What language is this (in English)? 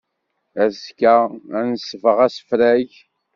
Kabyle